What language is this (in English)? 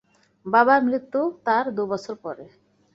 Bangla